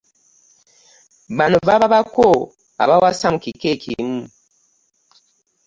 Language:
Ganda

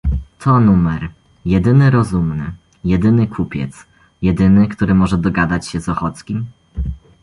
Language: Polish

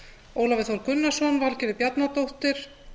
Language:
Icelandic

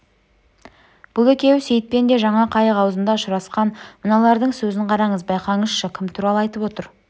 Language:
Kazakh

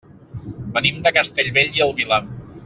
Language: Catalan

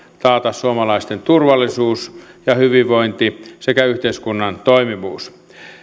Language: Finnish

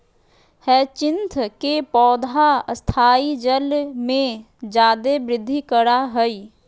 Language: Magahi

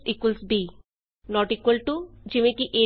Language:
Punjabi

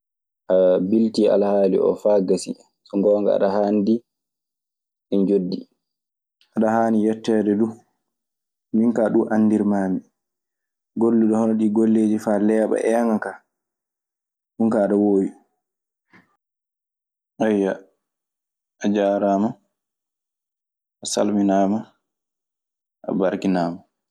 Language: Maasina Fulfulde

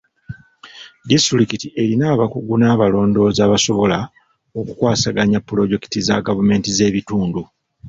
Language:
Ganda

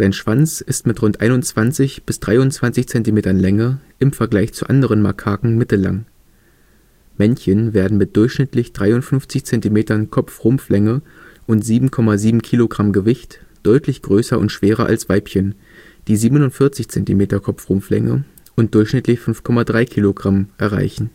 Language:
German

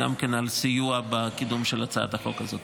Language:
Hebrew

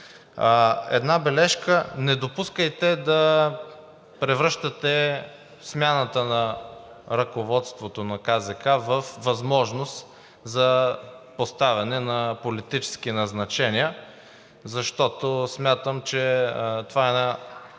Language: Bulgarian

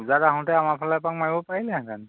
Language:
Assamese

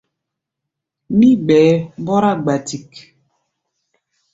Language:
Gbaya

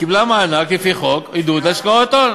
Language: Hebrew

